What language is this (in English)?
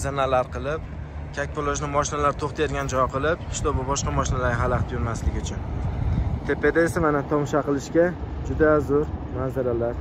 Turkish